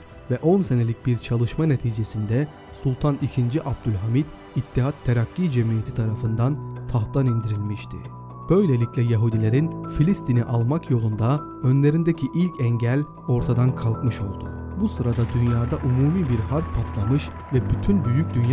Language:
Turkish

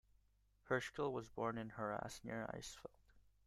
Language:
English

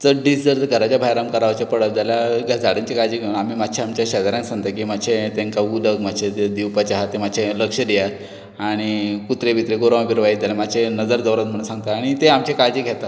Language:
Konkani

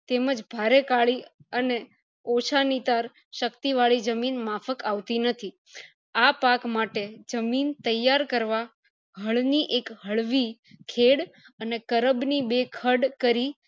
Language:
Gujarati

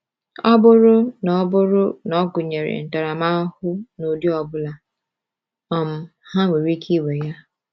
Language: Igbo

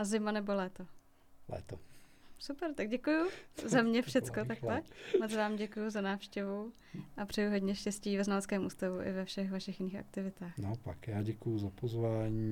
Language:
Czech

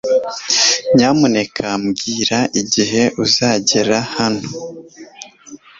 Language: Kinyarwanda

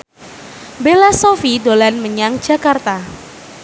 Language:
Javanese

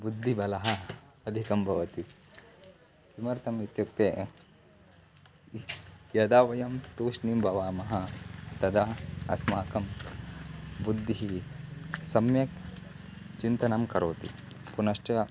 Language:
Sanskrit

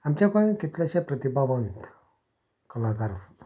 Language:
Konkani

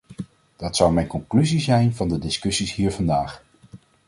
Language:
Dutch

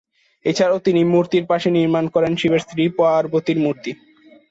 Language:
Bangla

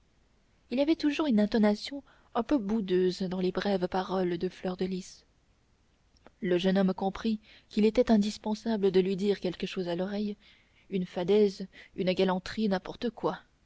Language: French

